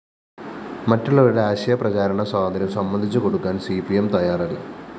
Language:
Malayalam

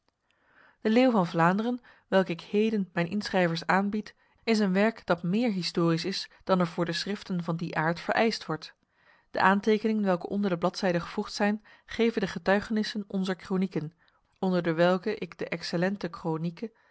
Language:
Dutch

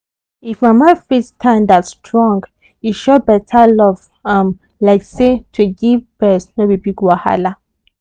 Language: Nigerian Pidgin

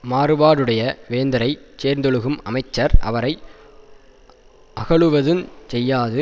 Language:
Tamil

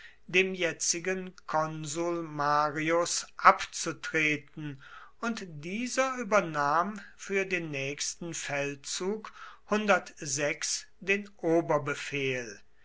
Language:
German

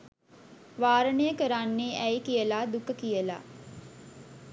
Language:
Sinhala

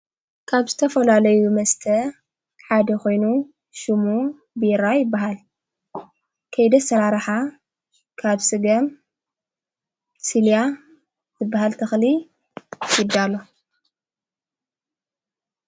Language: Tigrinya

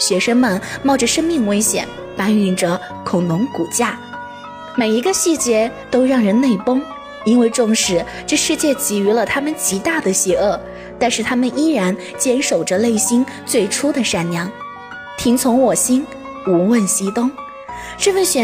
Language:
Chinese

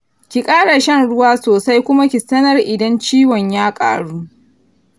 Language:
Hausa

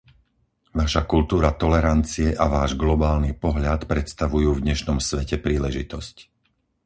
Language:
Slovak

